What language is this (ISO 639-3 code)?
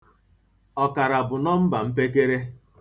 ibo